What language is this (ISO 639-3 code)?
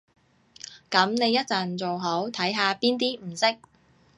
yue